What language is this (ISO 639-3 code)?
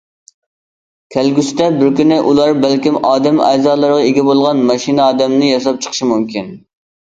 uig